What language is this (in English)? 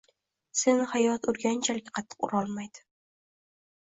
Uzbek